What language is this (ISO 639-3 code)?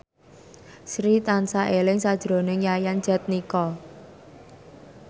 jav